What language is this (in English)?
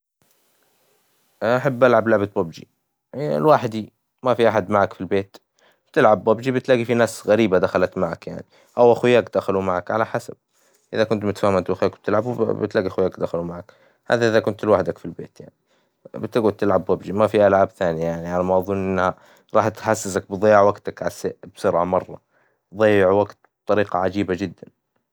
Hijazi Arabic